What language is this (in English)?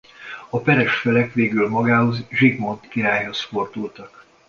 Hungarian